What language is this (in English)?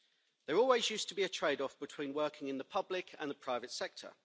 English